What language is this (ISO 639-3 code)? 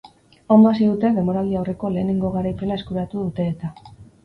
eus